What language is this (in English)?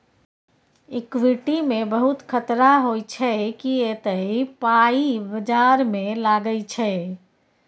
Maithili